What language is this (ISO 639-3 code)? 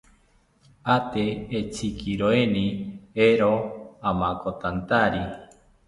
cpy